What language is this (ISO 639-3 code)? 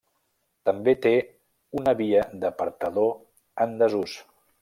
cat